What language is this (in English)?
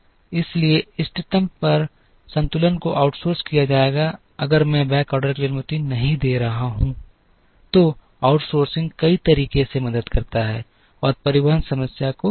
Hindi